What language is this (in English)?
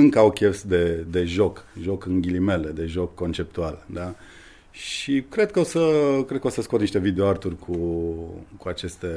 Romanian